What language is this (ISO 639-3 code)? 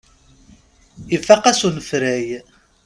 kab